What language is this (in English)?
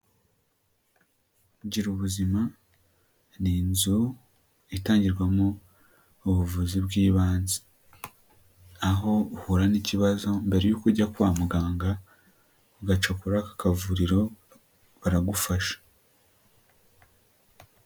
Kinyarwanda